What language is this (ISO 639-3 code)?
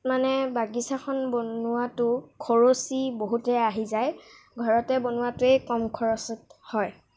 asm